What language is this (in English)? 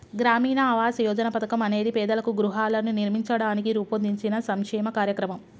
Telugu